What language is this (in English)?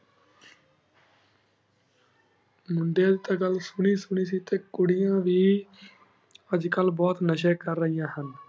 Punjabi